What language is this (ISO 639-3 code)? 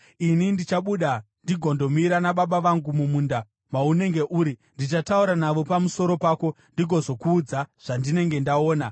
sna